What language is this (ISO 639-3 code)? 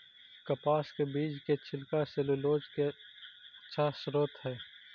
mag